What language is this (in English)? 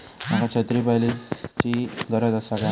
Marathi